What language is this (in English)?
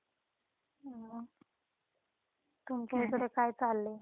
Marathi